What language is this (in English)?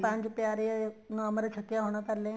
Punjabi